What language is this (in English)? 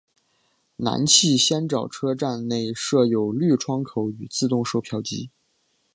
Chinese